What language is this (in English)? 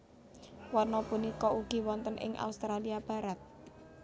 Javanese